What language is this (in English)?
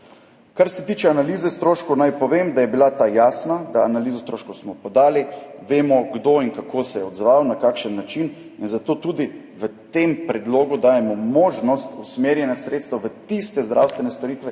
Slovenian